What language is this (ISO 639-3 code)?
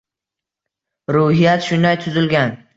uzb